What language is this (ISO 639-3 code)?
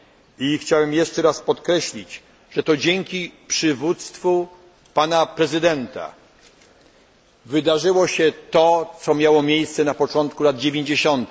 pol